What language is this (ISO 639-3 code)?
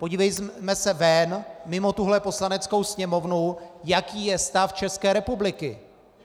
ces